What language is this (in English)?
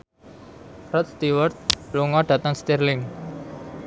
Javanese